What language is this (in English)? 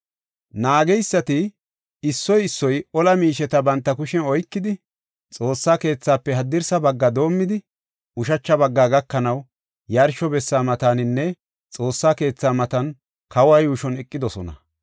Gofa